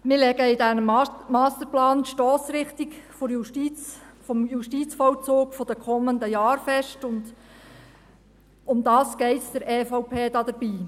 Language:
Swiss German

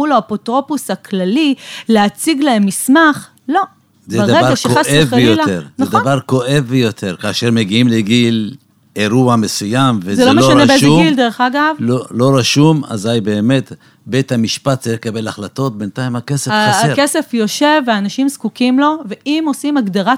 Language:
Hebrew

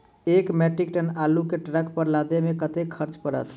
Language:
Maithili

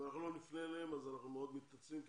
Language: Hebrew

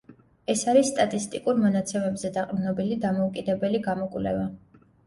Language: Georgian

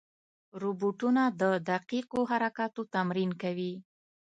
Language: Pashto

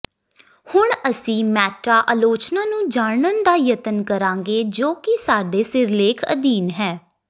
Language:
Punjabi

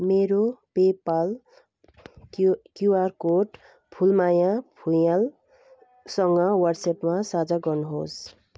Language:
Nepali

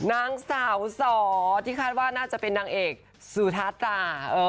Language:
Thai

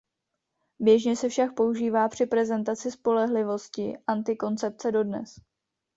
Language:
Czech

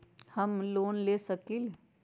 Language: Magahi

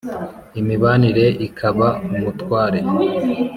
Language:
Kinyarwanda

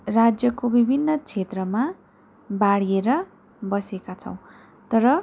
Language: Nepali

